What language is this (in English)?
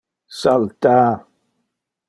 Interlingua